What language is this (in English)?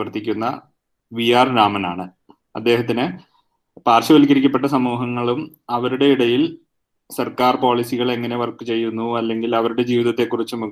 Malayalam